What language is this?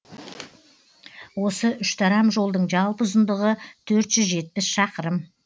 Kazakh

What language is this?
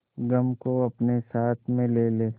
Hindi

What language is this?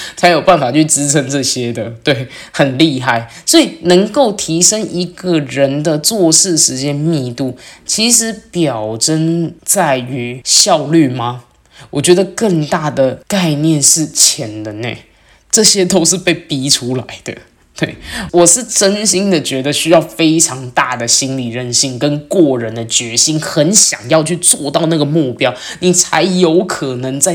Chinese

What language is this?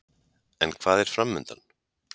Icelandic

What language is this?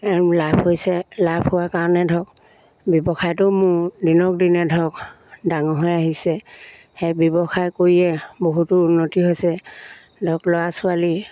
Assamese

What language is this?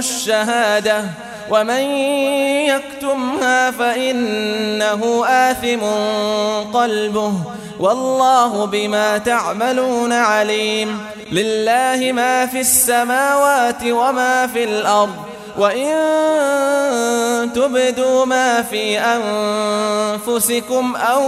Arabic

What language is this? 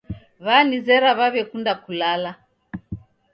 Taita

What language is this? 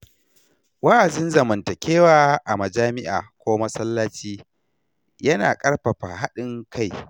Hausa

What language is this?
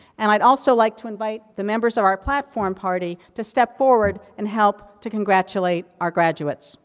English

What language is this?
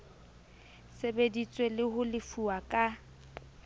Southern Sotho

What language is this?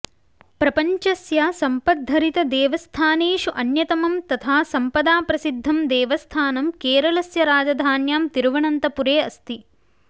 Sanskrit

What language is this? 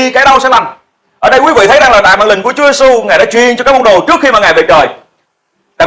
Vietnamese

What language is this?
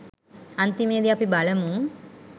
Sinhala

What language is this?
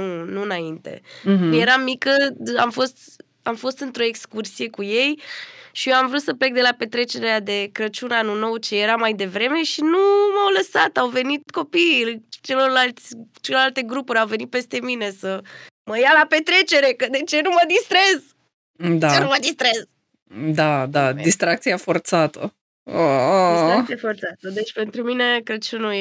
Romanian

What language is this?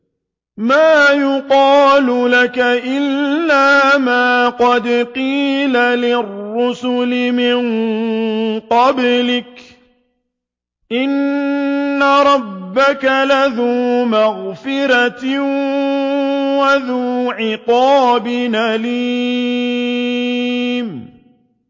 Arabic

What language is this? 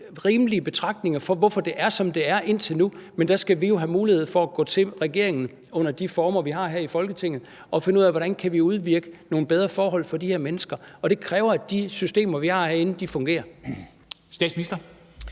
Danish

